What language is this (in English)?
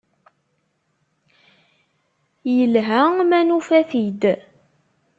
Kabyle